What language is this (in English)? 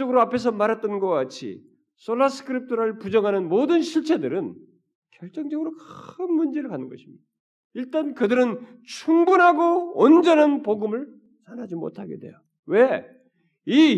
Korean